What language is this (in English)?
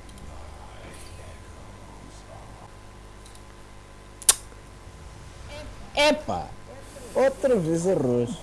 Portuguese